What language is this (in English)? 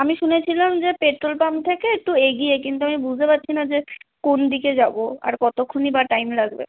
Bangla